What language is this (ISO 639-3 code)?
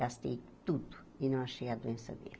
por